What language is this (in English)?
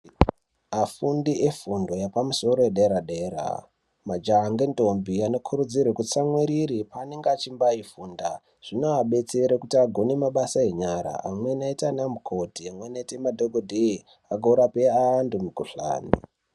Ndau